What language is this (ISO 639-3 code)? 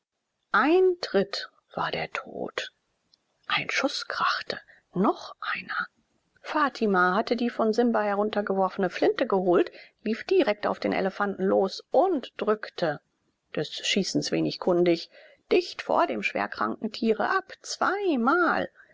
deu